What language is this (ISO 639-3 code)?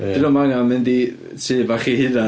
cym